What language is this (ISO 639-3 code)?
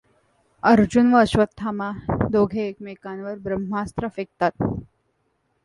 mar